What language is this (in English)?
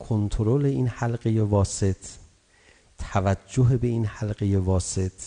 Persian